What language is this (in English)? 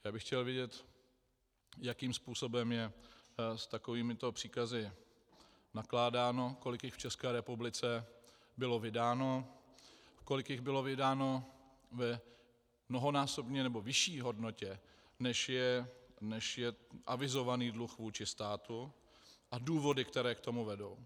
Czech